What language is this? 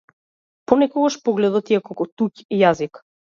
Macedonian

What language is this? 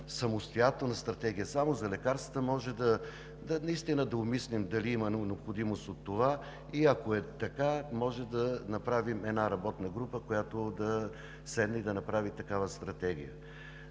Bulgarian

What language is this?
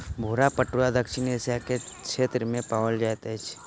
Maithili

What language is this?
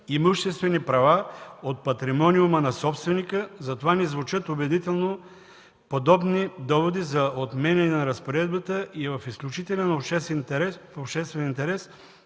Bulgarian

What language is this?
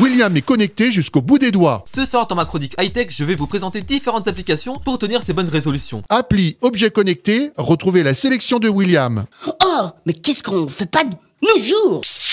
French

